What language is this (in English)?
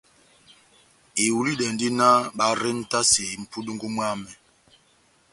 Batanga